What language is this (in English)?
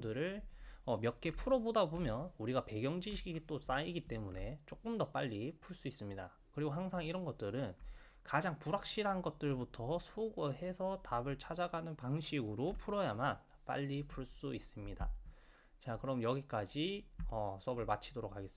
Korean